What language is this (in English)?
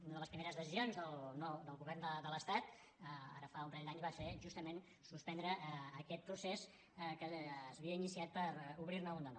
Catalan